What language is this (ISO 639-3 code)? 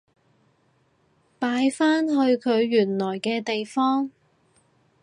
yue